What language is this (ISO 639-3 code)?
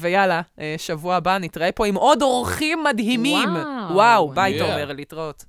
heb